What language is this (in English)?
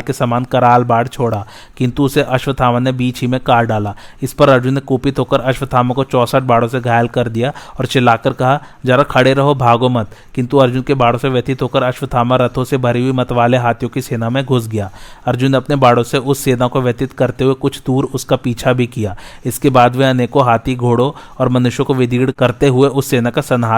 Hindi